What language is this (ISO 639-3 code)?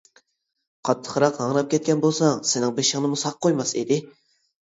uig